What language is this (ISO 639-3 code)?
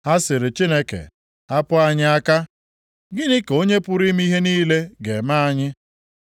ibo